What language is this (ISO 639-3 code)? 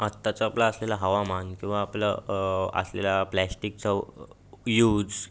mar